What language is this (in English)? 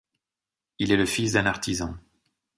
French